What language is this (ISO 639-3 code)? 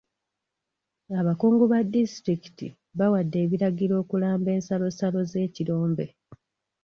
lug